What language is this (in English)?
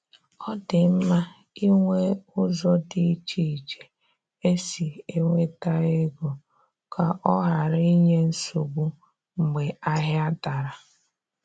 Igbo